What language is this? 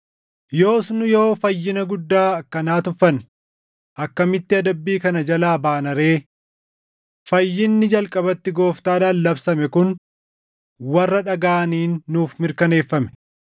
Oromo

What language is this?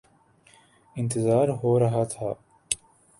Urdu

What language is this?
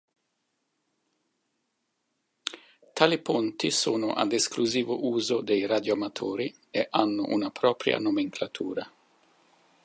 Italian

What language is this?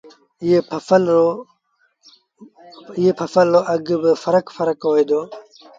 Sindhi Bhil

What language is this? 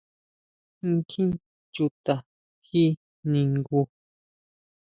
Huautla Mazatec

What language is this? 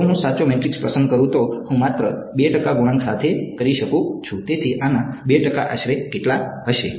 Gujarati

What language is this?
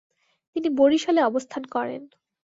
Bangla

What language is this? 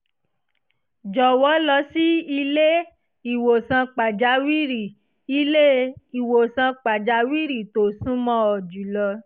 Yoruba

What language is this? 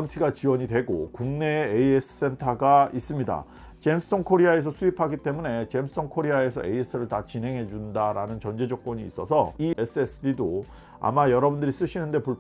Korean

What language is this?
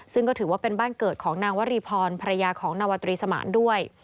Thai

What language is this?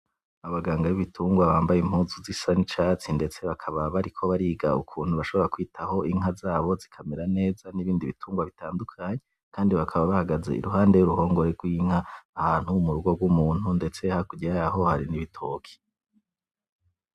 Rundi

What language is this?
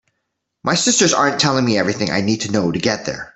English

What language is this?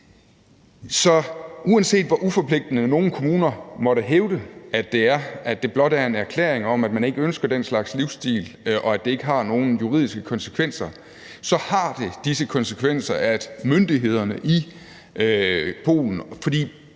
Danish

